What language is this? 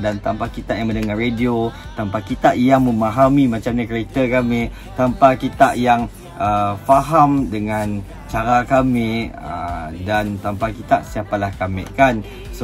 Malay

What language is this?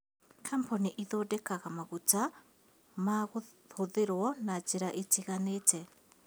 Kikuyu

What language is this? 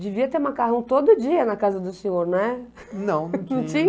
Portuguese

